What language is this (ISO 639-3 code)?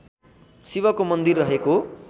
nep